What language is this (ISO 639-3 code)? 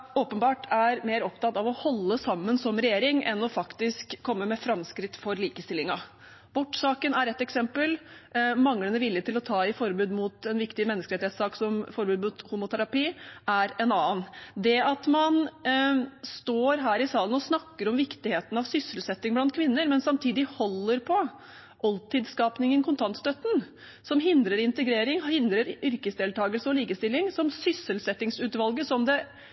nob